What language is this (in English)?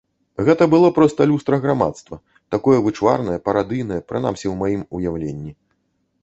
Belarusian